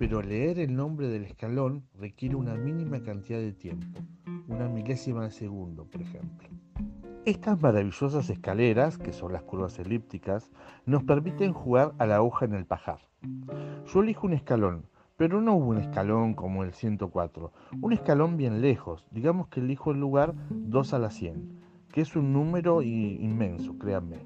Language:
Spanish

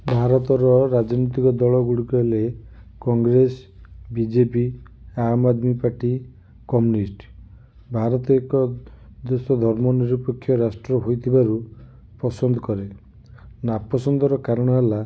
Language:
Odia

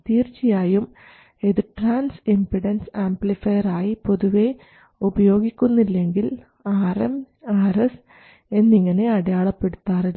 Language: Malayalam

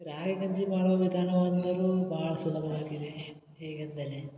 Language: Kannada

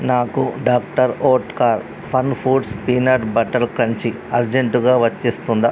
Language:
Telugu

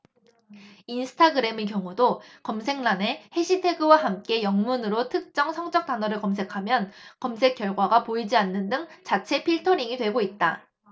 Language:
Korean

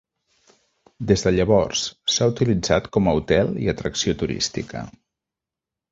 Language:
Catalan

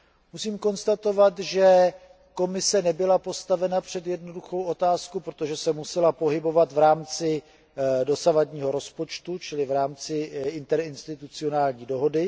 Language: Czech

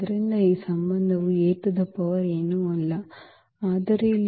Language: Kannada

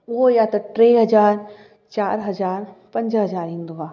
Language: Sindhi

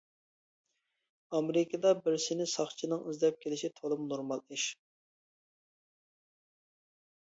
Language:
Uyghur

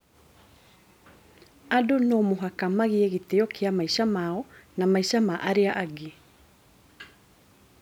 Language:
Kikuyu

